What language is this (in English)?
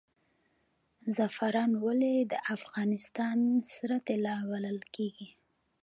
Pashto